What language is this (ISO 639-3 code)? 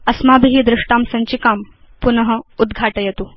san